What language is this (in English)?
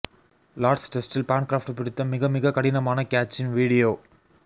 Tamil